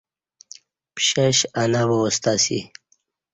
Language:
Kati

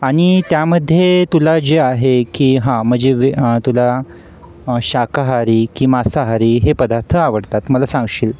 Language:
Marathi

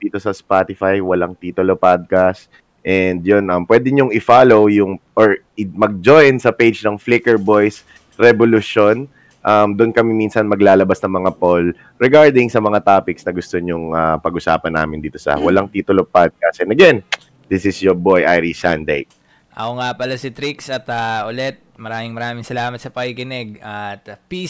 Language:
Filipino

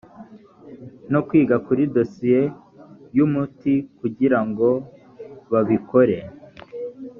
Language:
Kinyarwanda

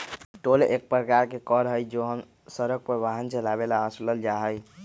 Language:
Magahi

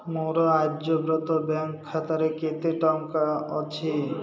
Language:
Odia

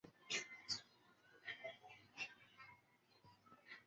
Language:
Chinese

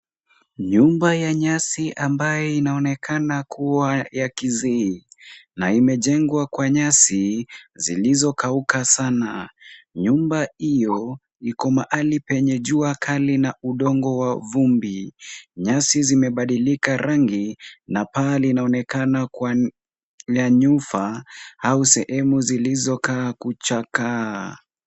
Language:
Swahili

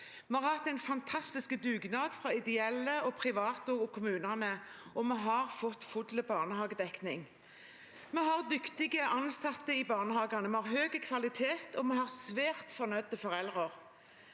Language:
Norwegian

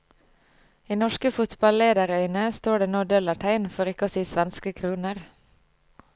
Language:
Norwegian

